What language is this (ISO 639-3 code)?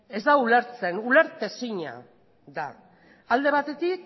eus